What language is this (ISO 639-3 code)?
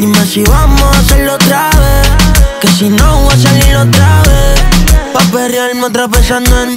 spa